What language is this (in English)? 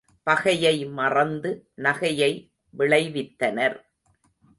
Tamil